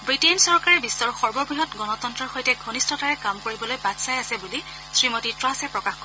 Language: Assamese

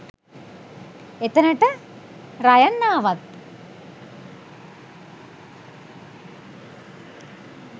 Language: Sinhala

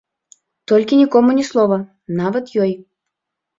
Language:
Belarusian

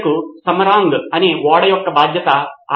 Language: Telugu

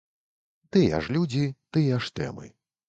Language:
Belarusian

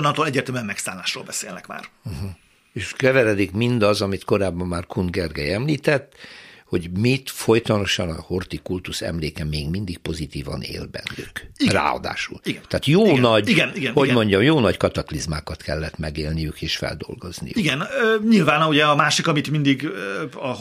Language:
Hungarian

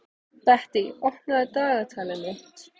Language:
Icelandic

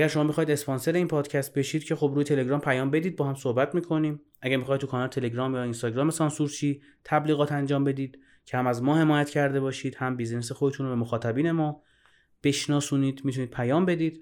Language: Persian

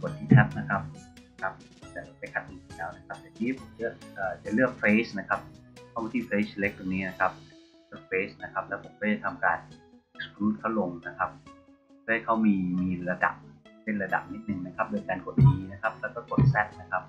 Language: Thai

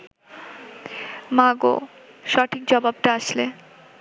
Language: Bangla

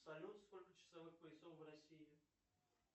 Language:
Russian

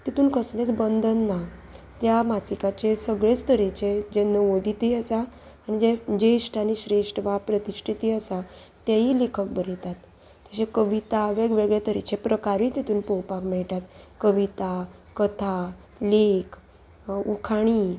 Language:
Konkani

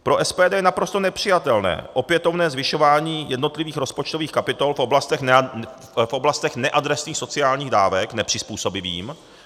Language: Czech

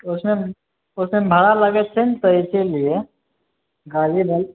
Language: Maithili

